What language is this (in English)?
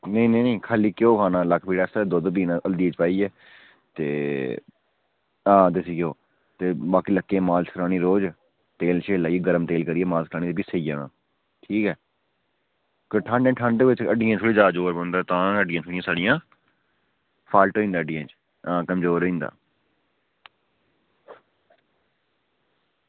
Dogri